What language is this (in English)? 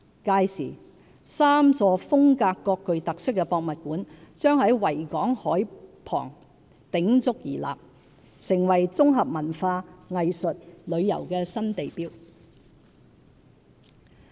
Cantonese